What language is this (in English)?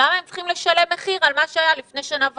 Hebrew